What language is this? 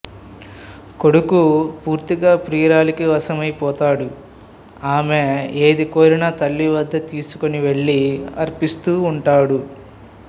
Telugu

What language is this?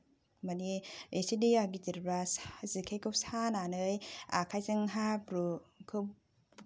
Bodo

